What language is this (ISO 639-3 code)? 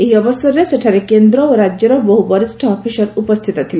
ori